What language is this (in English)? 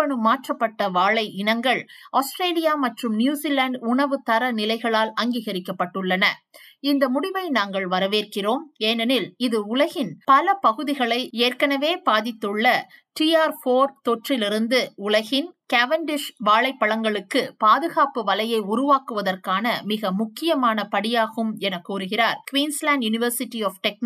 Tamil